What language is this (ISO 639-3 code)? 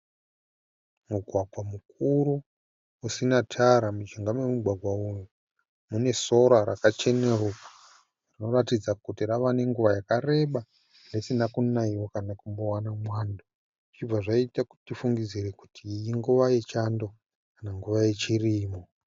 sna